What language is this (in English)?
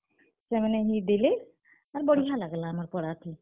Odia